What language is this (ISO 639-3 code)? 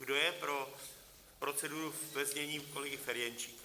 ces